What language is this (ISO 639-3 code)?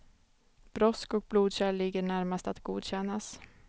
swe